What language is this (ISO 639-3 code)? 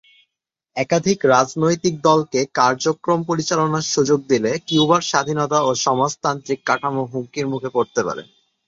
ben